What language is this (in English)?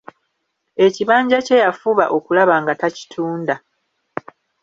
Ganda